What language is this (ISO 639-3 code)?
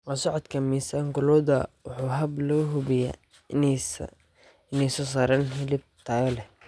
som